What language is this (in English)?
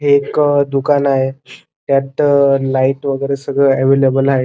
Marathi